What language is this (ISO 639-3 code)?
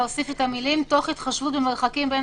heb